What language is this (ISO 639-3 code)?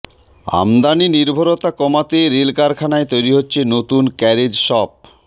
ben